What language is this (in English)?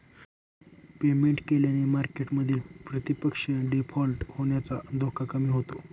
Marathi